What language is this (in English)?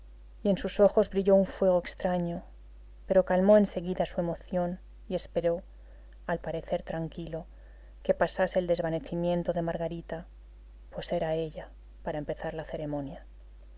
Spanish